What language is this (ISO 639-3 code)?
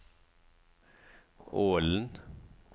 nor